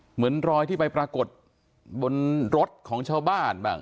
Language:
Thai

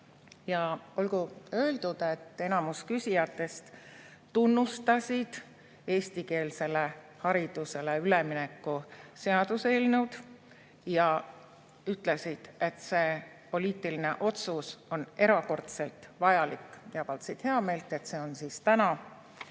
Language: Estonian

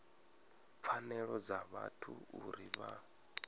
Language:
Venda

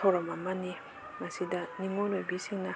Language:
Manipuri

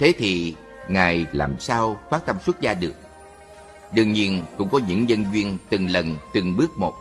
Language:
Vietnamese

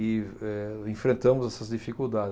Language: Portuguese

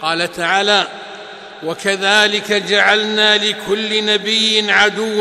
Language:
Arabic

